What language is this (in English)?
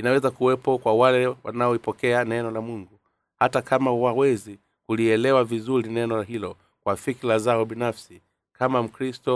Swahili